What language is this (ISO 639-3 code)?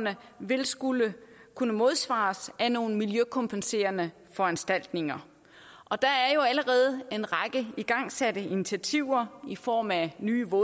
dan